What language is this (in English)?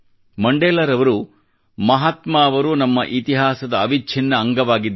Kannada